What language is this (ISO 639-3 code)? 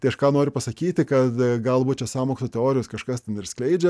lit